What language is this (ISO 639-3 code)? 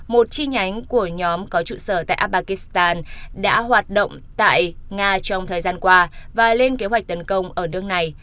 vie